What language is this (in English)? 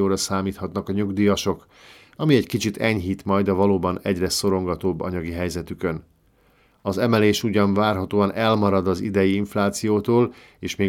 Hungarian